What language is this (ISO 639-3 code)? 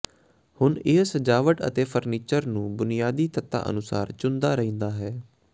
pan